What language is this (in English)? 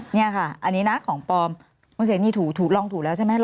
Thai